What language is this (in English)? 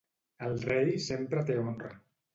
Catalan